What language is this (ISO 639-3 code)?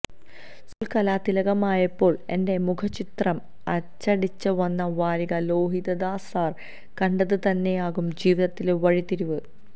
mal